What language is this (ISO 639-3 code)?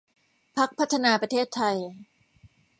tha